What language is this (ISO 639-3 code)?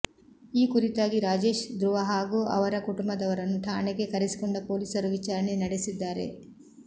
kan